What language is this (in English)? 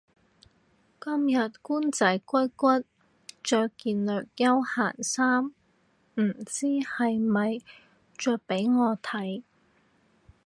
Cantonese